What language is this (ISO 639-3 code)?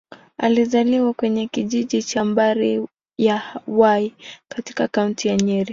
swa